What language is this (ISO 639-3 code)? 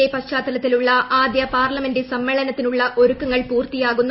mal